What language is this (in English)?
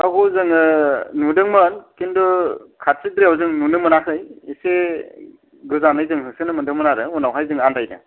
Bodo